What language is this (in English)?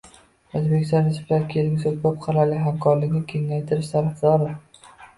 Uzbek